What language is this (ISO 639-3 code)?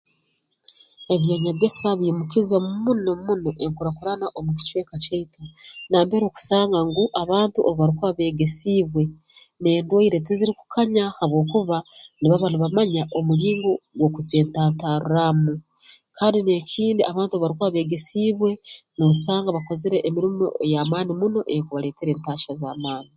ttj